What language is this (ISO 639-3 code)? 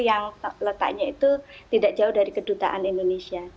ind